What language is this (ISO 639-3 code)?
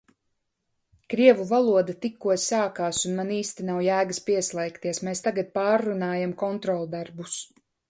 lav